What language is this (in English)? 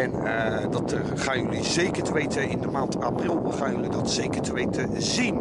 Dutch